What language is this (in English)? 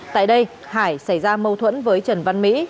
Vietnamese